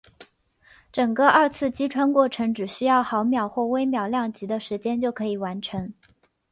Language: Chinese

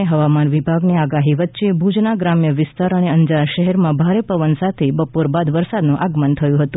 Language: Gujarati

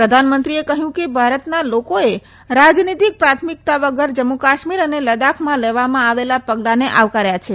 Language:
Gujarati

